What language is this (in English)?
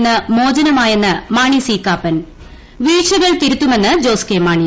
Malayalam